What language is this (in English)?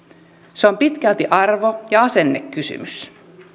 Finnish